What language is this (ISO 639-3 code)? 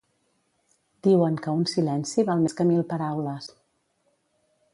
cat